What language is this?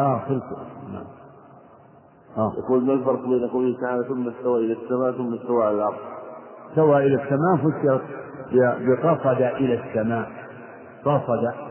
Arabic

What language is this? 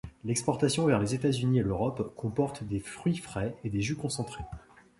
French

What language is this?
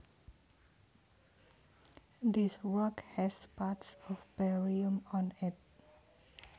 Javanese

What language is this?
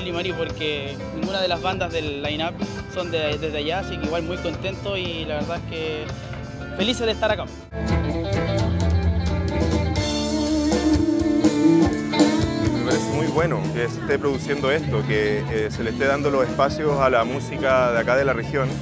Spanish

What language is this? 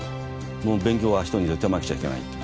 Japanese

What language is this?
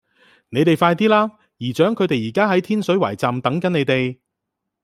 Cantonese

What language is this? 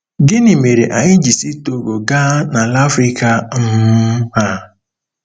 Igbo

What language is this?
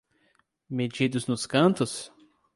Portuguese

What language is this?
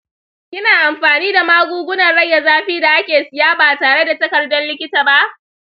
Hausa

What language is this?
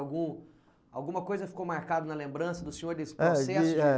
Portuguese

